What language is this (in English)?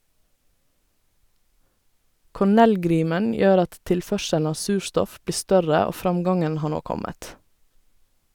Norwegian